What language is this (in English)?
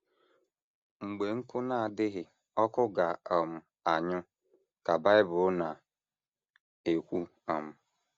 Igbo